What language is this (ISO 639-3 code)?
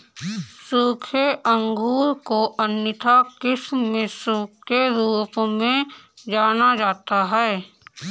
hin